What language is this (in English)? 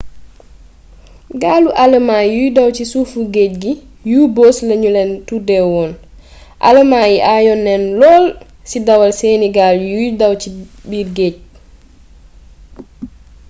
Wolof